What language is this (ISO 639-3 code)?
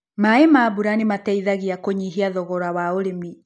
kik